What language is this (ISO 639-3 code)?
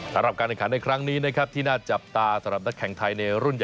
tha